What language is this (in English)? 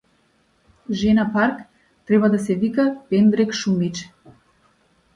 Macedonian